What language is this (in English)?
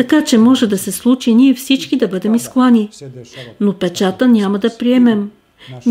Bulgarian